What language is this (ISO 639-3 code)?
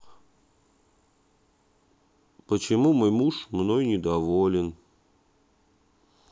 rus